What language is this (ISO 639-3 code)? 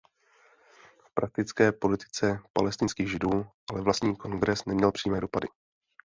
ces